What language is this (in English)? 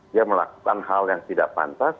Indonesian